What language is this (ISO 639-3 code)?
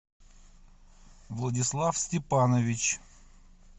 rus